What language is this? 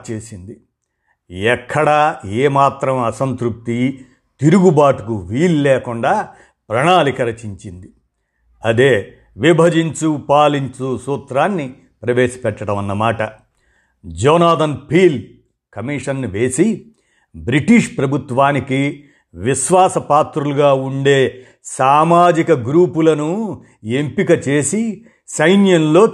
Telugu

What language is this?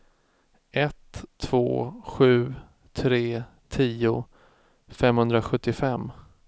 Swedish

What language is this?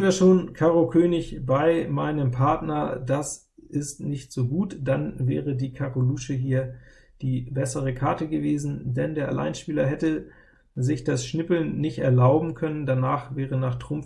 German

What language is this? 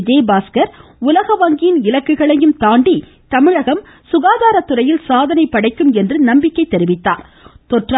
Tamil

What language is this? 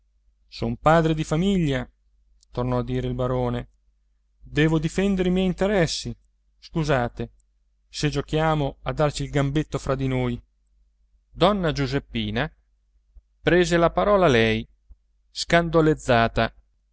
Italian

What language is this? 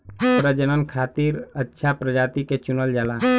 Bhojpuri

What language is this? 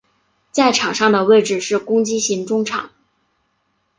Chinese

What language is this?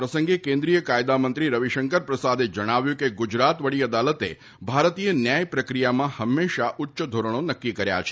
Gujarati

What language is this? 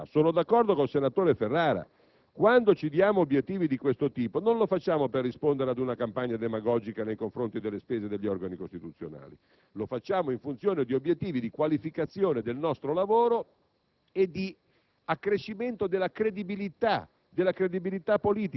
Italian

